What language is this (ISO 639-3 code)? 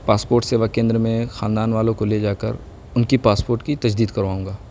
urd